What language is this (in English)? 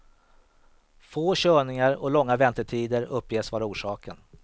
Swedish